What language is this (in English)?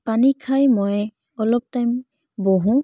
Assamese